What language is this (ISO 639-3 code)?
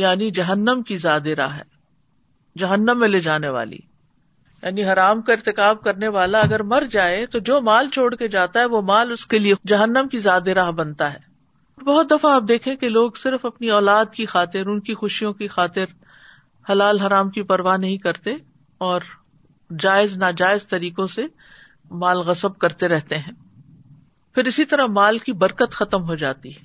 urd